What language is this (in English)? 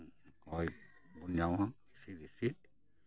Santali